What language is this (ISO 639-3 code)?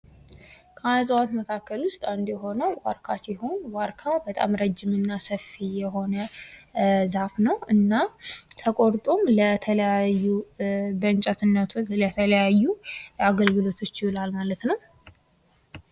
amh